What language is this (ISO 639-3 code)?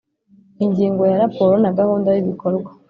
kin